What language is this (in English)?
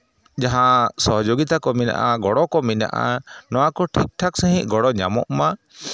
Santali